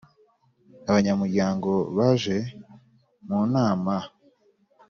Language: Kinyarwanda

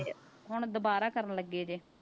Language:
Punjabi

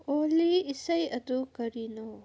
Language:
Manipuri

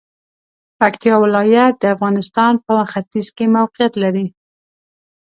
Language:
Pashto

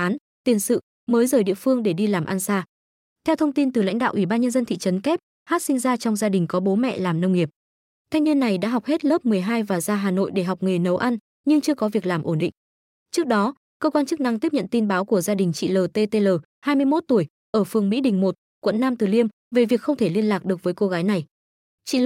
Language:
Vietnamese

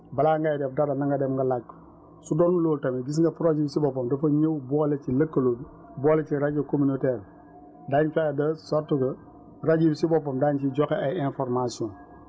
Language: Wolof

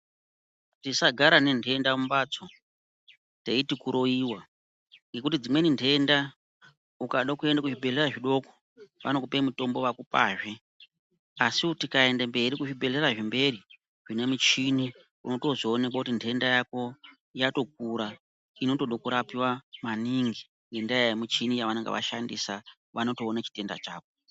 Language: Ndau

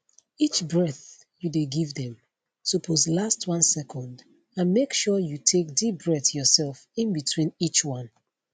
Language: Nigerian Pidgin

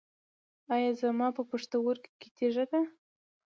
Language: Pashto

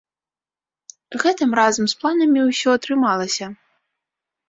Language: Belarusian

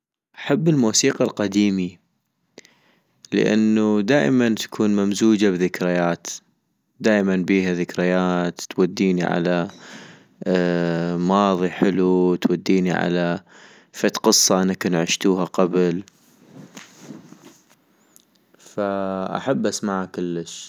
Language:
North Mesopotamian Arabic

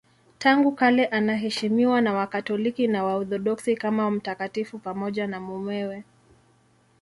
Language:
Swahili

